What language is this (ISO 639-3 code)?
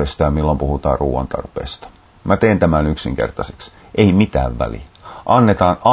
fin